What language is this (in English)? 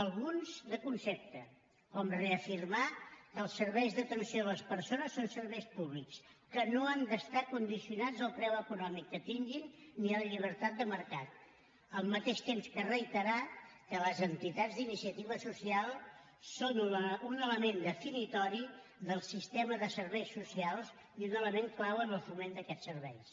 Catalan